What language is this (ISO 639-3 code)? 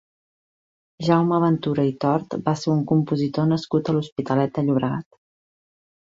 cat